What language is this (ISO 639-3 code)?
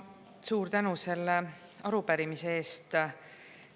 est